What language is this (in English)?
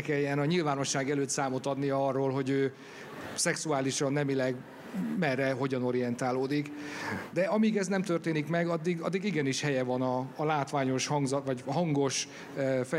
Hungarian